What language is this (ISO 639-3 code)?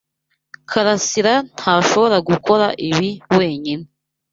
kin